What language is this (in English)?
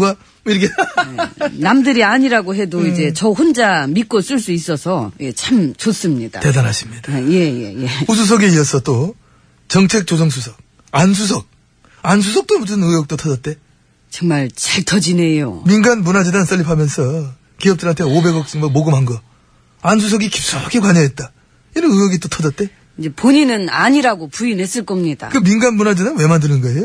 Korean